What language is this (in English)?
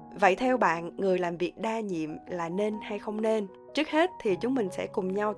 Vietnamese